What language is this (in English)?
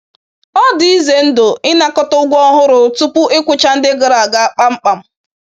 Igbo